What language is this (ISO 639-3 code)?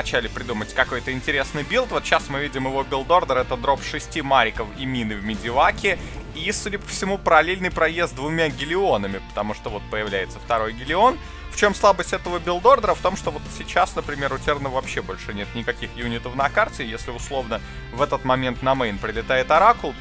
rus